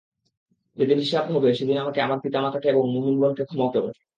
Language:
Bangla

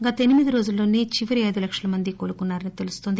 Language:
Telugu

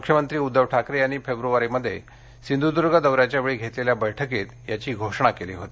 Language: Marathi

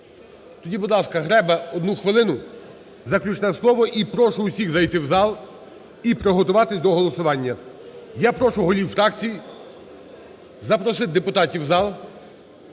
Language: Ukrainian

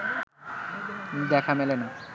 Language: Bangla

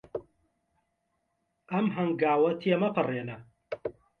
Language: Central Kurdish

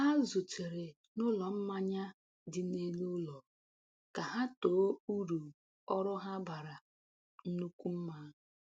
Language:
Igbo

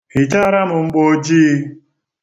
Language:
Igbo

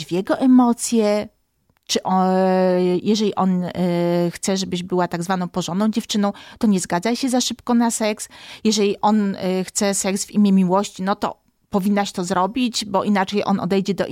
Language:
Polish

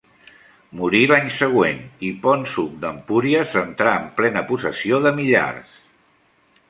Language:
Catalan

